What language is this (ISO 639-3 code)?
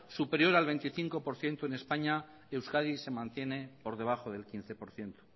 spa